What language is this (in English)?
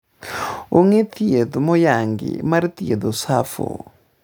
Luo (Kenya and Tanzania)